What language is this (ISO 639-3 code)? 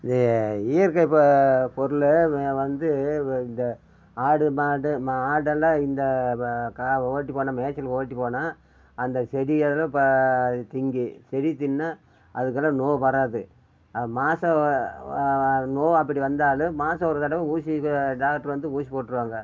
tam